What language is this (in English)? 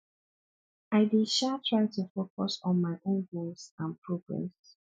Nigerian Pidgin